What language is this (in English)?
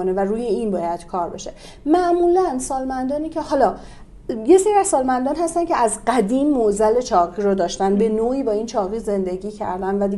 Persian